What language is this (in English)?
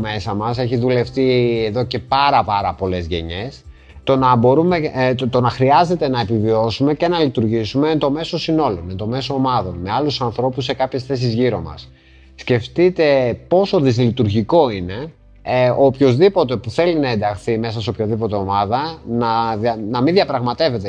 Greek